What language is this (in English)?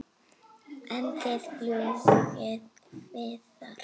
Icelandic